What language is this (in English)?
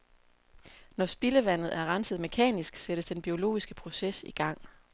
Danish